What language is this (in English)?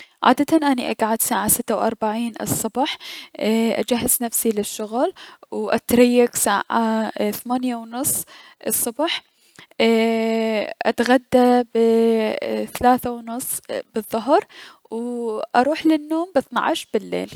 Mesopotamian Arabic